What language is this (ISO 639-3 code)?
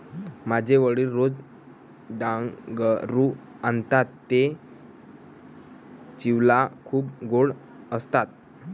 mar